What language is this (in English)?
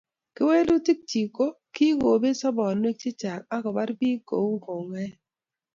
Kalenjin